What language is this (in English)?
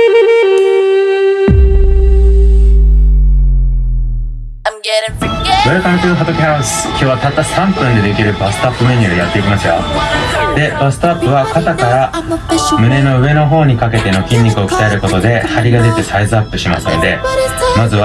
Japanese